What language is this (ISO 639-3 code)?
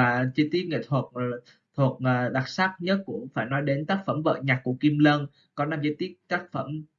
vie